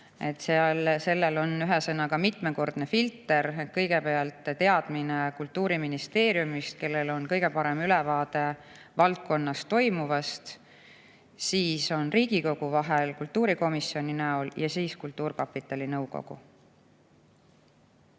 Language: Estonian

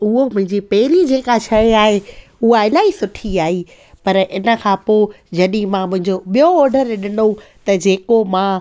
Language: Sindhi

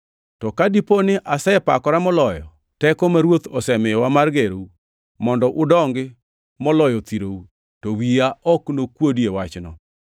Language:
Luo (Kenya and Tanzania)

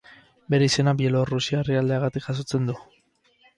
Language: Basque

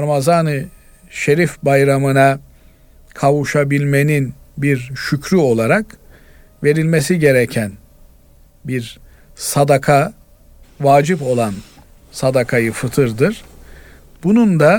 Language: Turkish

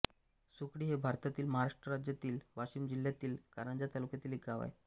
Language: Marathi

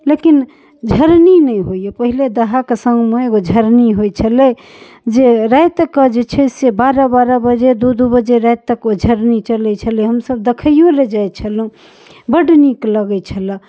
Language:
Maithili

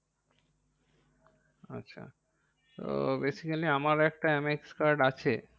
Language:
Bangla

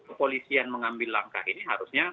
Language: Indonesian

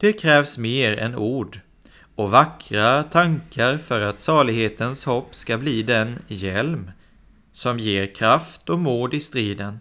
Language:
Swedish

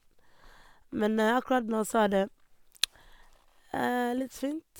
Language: Norwegian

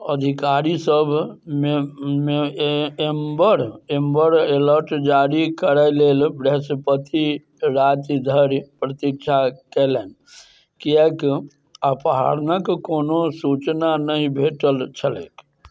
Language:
Maithili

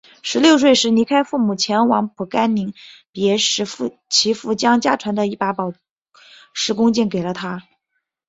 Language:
Chinese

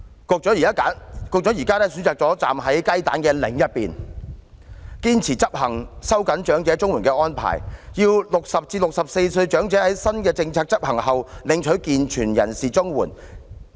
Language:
Cantonese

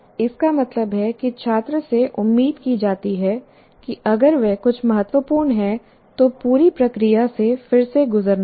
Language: Hindi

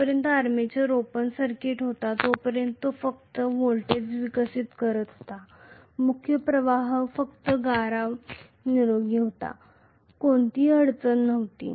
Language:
Marathi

